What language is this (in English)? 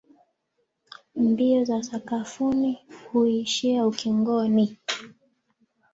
Swahili